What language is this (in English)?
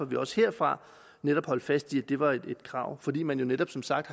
Danish